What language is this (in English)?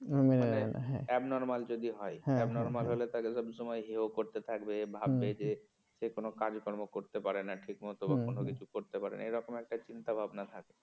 Bangla